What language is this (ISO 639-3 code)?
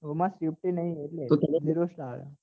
guj